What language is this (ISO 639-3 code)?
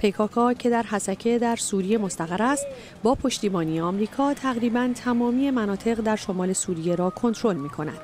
fas